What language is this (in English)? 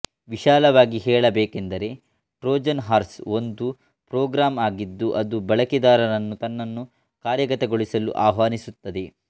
Kannada